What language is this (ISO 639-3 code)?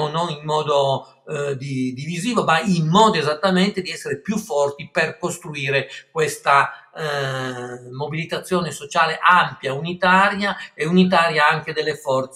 ita